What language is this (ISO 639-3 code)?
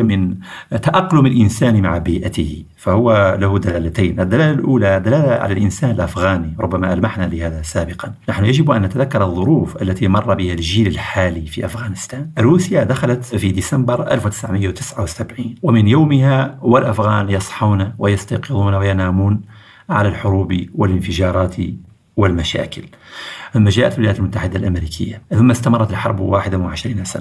ara